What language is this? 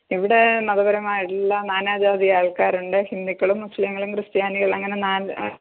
Malayalam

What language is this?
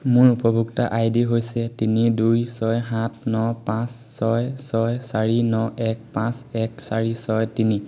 Assamese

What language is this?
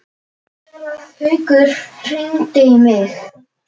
Icelandic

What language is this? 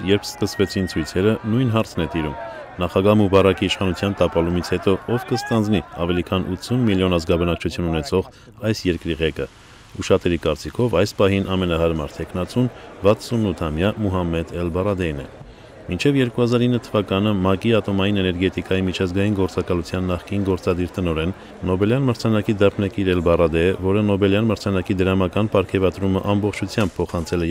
Romanian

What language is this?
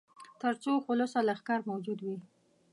Pashto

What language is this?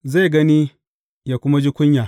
Hausa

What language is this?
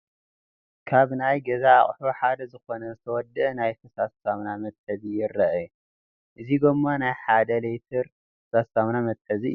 Tigrinya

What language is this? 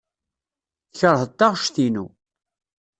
Kabyle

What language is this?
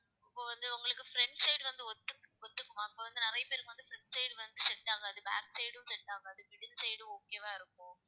Tamil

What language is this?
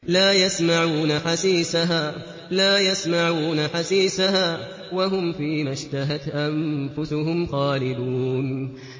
Arabic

